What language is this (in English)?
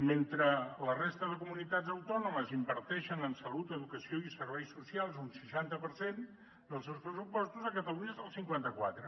Catalan